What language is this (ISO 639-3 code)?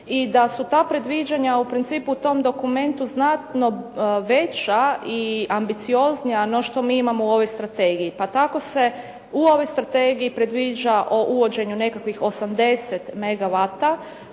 hrv